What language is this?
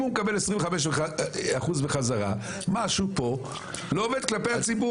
Hebrew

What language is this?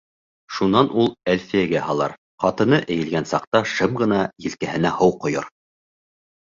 Bashkir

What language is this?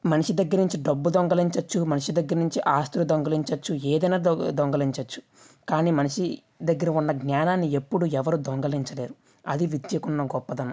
Telugu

